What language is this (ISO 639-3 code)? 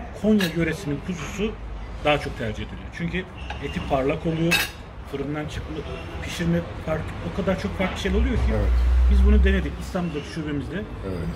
tur